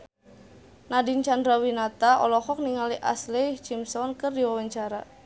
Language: Sundanese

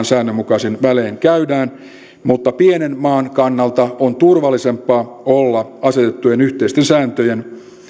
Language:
Finnish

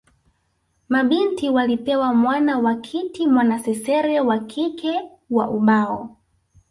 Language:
Swahili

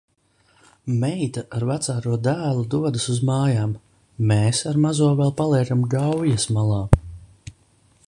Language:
Latvian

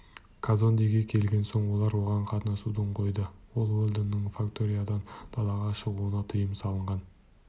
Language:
Kazakh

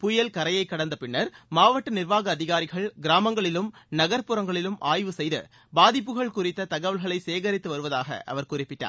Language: Tamil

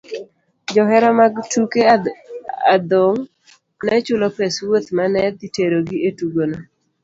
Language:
Luo (Kenya and Tanzania)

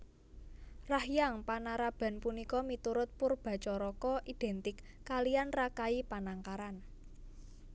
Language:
Javanese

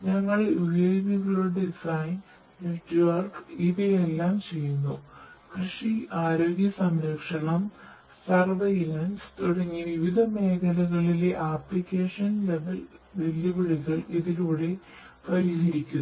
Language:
Malayalam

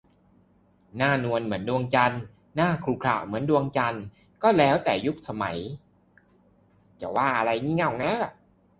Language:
Thai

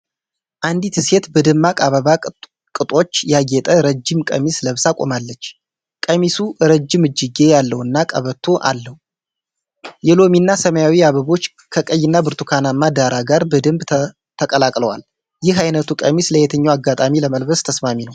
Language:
Amharic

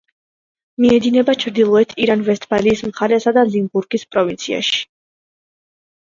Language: Georgian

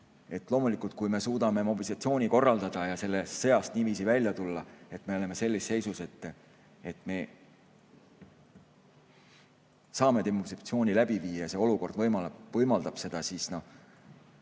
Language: Estonian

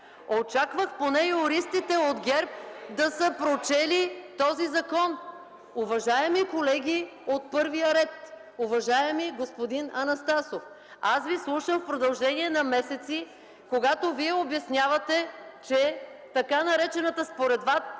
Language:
Bulgarian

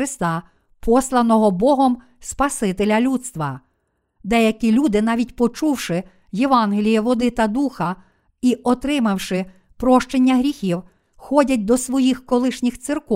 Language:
Ukrainian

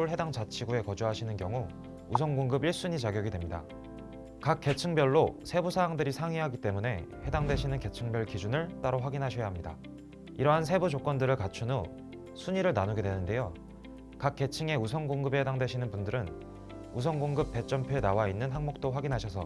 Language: Korean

